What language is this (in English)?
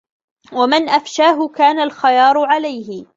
Arabic